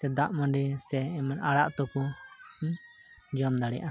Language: Santali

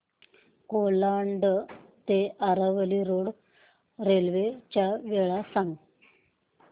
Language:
Marathi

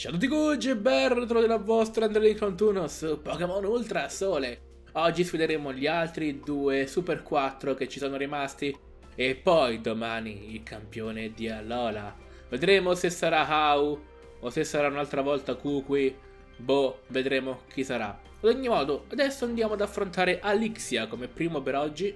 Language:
Italian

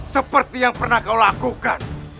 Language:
Indonesian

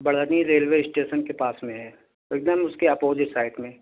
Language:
Urdu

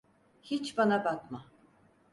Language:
Turkish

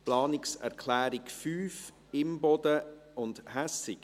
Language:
Swiss German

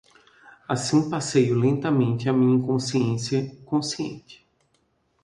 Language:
Portuguese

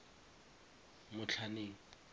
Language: Tswana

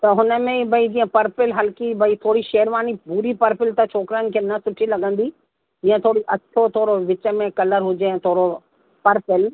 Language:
Sindhi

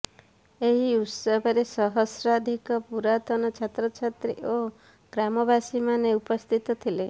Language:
Odia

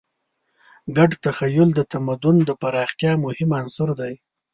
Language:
Pashto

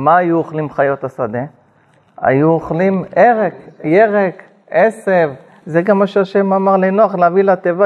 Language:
Hebrew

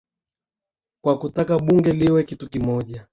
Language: Swahili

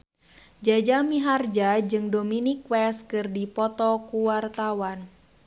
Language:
Sundanese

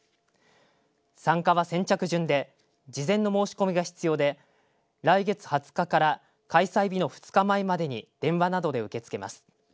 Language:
Japanese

